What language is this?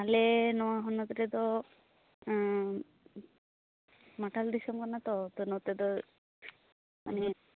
Santali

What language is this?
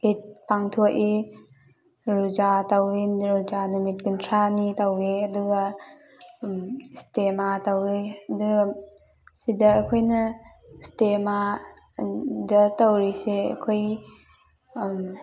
Manipuri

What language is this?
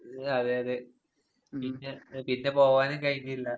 Malayalam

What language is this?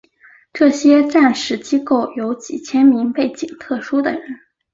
Chinese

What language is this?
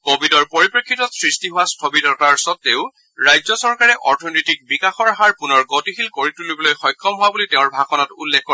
Assamese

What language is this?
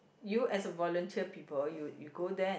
English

